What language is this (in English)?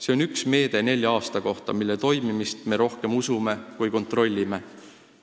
Estonian